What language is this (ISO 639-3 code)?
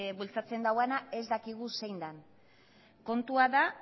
eus